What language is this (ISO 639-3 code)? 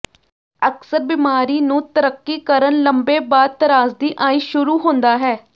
pan